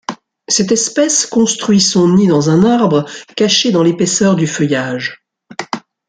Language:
French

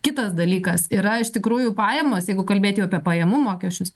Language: Lithuanian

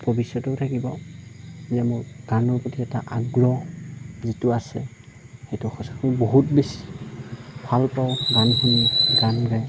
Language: Assamese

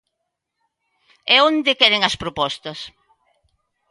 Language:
Galician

